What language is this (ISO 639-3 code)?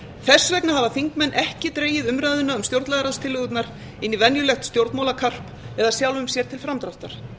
isl